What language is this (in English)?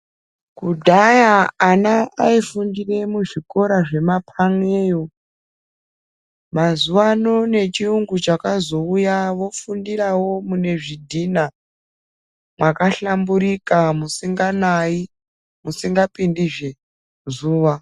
Ndau